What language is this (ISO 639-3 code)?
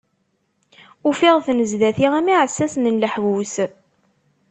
kab